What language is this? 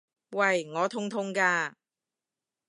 Cantonese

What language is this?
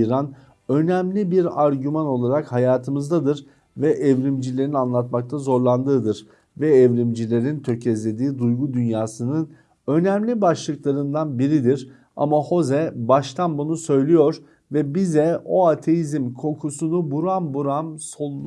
Turkish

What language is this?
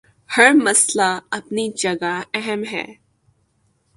Urdu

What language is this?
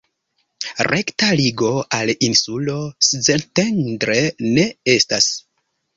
Esperanto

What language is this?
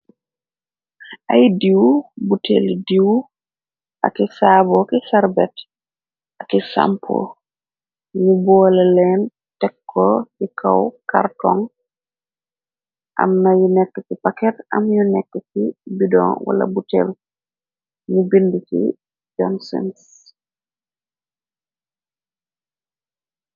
Wolof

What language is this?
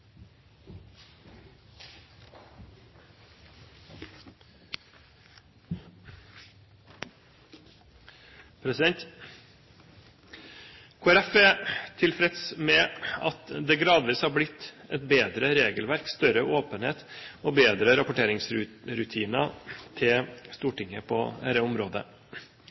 Norwegian Bokmål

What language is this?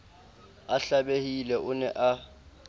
Southern Sotho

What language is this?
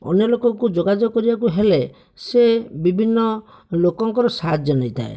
Odia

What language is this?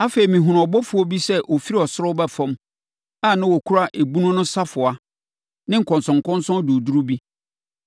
Akan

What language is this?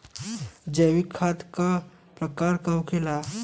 Bhojpuri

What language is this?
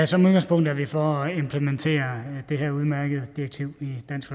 Danish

